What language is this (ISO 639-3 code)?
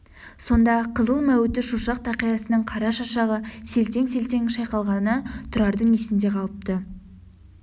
kaz